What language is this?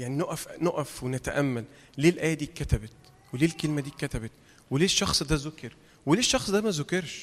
Arabic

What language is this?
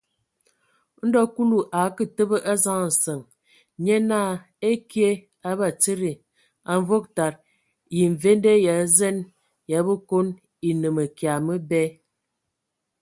Ewondo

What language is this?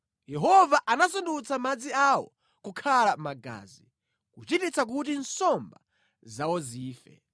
Nyanja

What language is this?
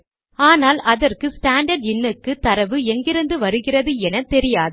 Tamil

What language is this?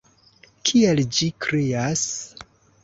Esperanto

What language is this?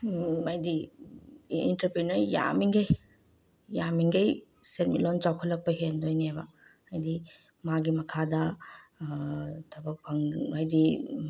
Manipuri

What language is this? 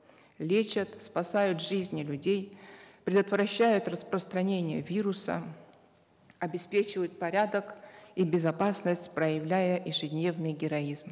Kazakh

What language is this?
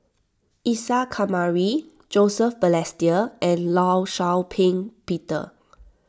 English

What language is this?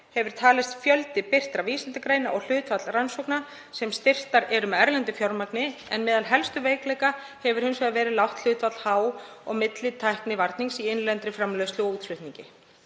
Icelandic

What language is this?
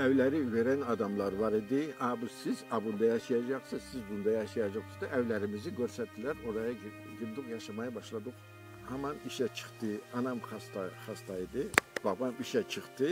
Turkish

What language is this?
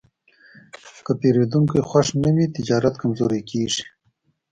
Pashto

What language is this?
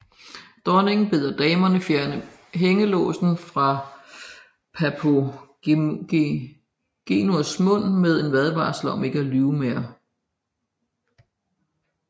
Danish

